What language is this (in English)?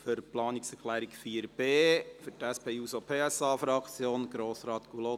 Swiss German